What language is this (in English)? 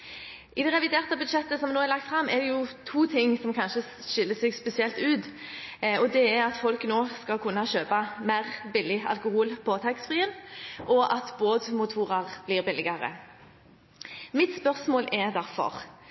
Norwegian Bokmål